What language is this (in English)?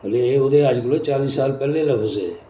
Dogri